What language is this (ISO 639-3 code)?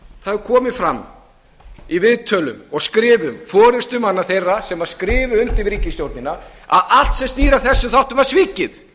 isl